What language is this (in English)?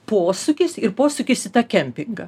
Lithuanian